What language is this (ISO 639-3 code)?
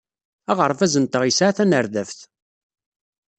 kab